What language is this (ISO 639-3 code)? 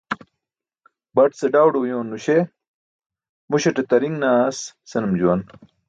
bsk